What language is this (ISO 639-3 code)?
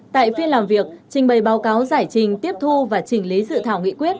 vie